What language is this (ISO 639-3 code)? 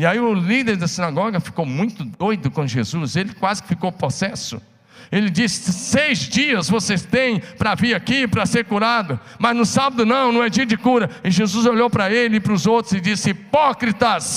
por